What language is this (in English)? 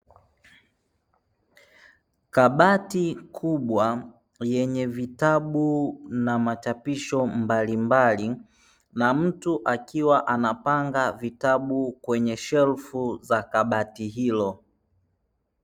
Swahili